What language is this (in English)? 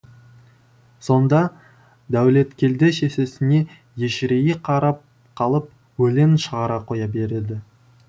Kazakh